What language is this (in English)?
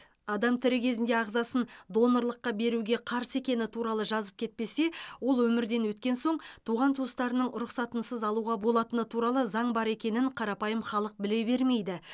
Kazakh